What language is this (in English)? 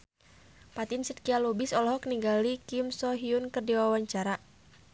Sundanese